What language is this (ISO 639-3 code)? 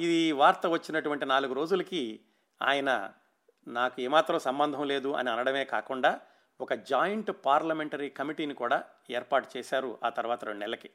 tel